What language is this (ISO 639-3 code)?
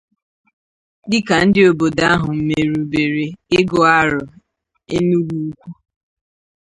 ibo